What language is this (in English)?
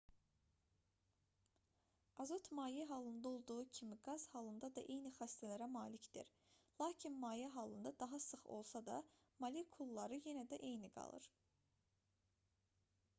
Azerbaijani